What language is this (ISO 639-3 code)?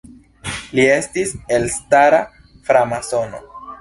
epo